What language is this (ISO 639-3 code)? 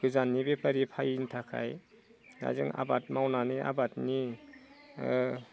brx